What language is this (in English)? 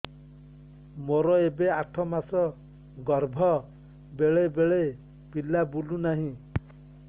Odia